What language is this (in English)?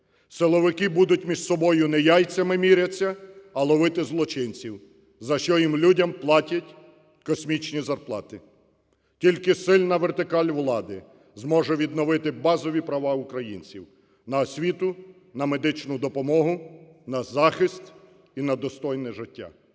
Ukrainian